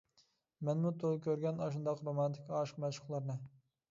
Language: Uyghur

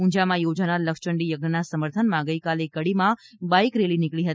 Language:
Gujarati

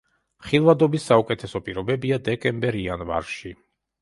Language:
Georgian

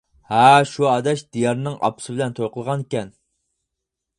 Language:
Uyghur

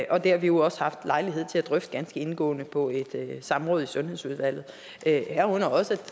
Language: Danish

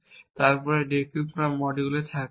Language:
Bangla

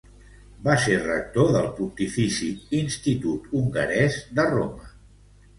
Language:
Catalan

